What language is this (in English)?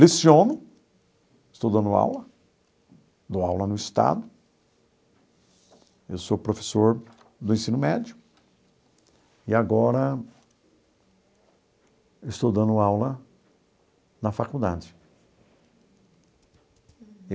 Portuguese